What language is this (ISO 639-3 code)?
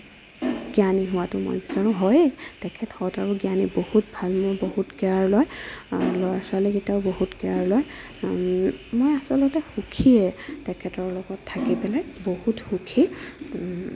asm